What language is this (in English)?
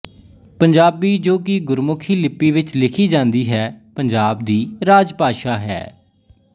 Punjabi